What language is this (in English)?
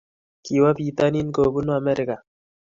Kalenjin